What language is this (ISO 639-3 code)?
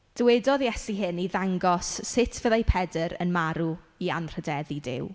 cym